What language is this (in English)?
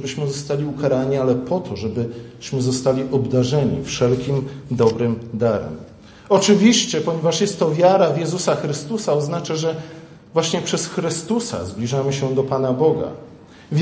Polish